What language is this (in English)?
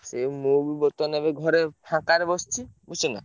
Odia